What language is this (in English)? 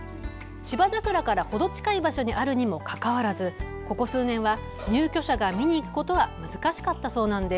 Japanese